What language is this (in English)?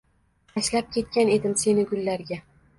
Uzbek